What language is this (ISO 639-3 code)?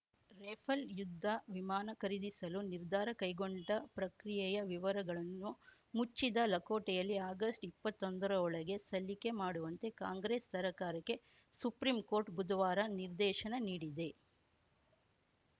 kan